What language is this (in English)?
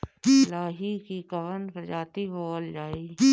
Bhojpuri